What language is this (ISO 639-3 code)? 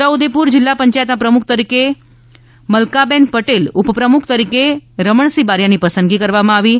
guj